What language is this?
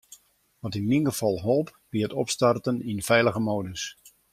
Western Frisian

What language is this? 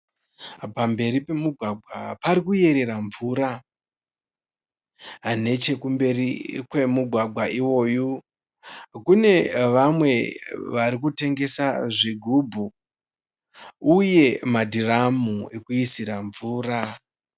Shona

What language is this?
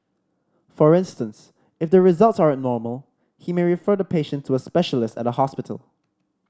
English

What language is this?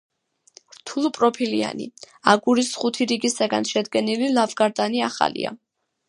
Georgian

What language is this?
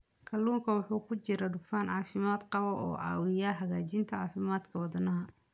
Somali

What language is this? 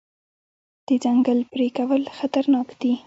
Pashto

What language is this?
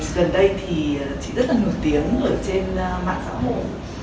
Vietnamese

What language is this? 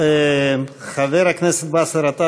Hebrew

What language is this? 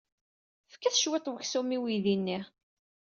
Kabyle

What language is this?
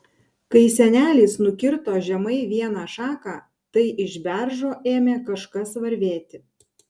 Lithuanian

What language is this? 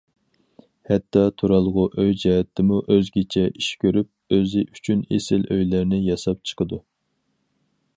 Uyghur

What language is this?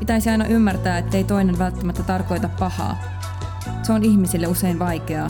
Finnish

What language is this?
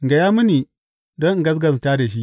Hausa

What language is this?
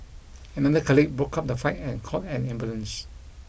English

